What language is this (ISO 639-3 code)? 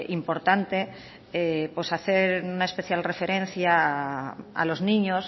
spa